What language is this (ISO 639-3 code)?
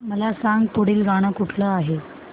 mar